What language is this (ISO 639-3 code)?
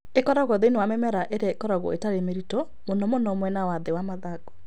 kik